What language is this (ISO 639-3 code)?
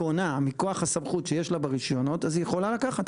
heb